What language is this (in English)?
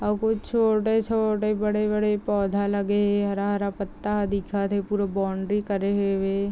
Chhattisgarhi